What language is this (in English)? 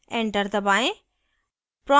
Hindi